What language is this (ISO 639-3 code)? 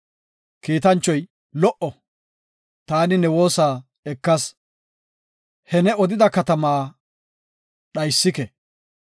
gof